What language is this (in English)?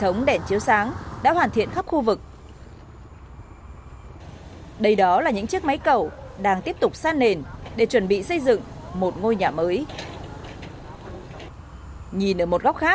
Vietnamese